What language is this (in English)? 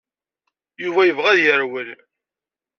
Kabyle